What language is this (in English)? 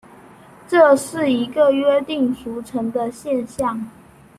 Chinese